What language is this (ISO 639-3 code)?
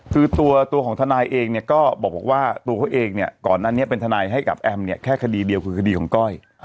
tha